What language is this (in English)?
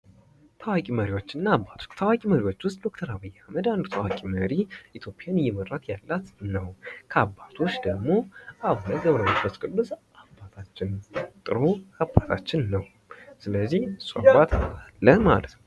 Amharic